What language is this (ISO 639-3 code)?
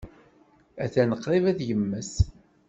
kab